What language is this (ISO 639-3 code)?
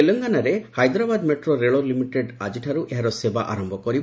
ori